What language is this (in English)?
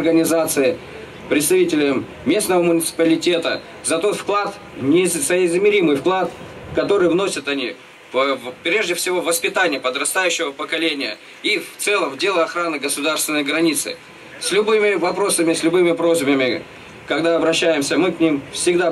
Russian